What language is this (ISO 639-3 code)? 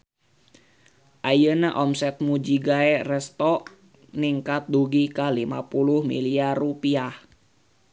sun